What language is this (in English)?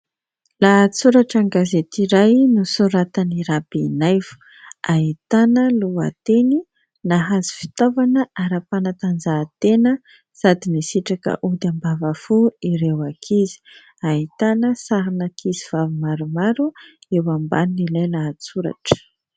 Malagasy